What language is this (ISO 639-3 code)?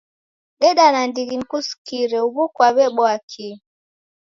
dav